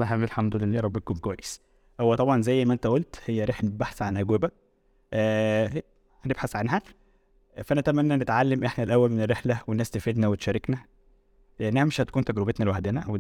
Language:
Arabic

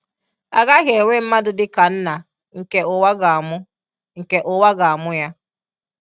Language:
Igbo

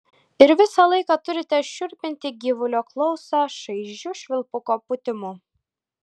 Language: Lithuanian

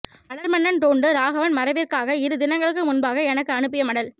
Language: Tamil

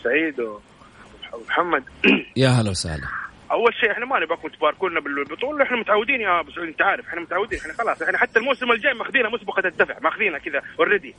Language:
Arabic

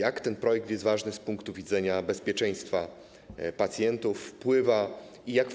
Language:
Polish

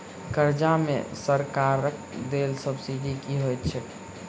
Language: Maithili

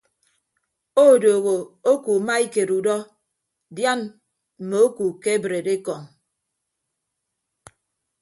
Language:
Ibibio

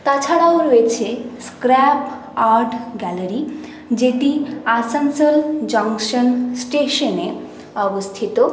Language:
Bangla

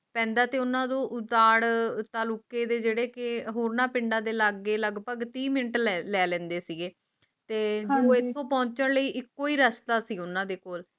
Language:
Punjabi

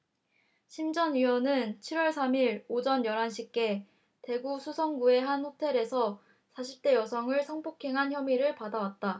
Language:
Korean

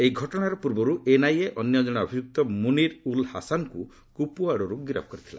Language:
Odia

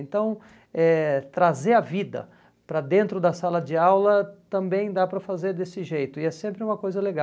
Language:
Portuguese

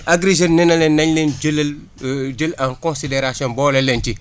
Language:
Wolof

